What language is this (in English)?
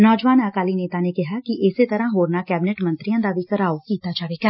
Punjabi